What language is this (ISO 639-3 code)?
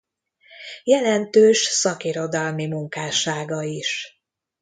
hun